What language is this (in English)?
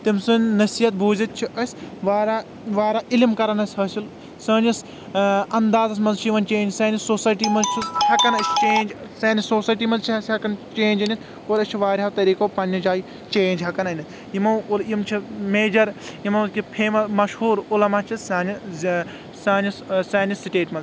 Kashmiri